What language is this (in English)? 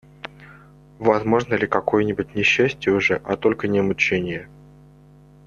Russian